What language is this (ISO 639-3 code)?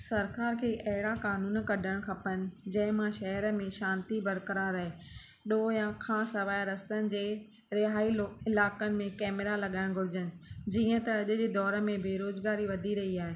snd